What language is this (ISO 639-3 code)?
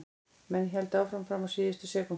isl